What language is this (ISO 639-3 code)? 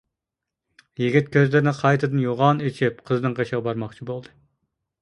uig